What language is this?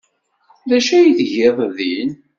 Kabyle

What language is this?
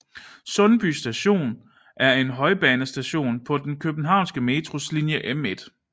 Danish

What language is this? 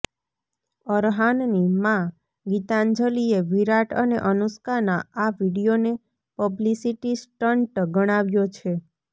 Gujarati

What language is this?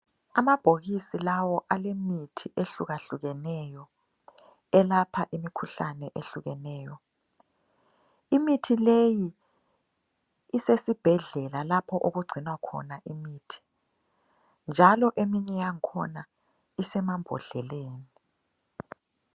North Ndebele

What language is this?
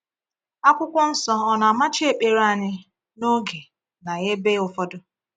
Igbo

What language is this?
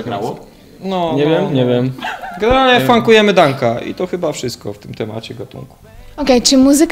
Polish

